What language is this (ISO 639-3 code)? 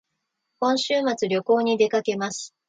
jpn